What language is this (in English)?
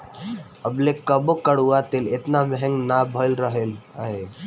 Bhojpuri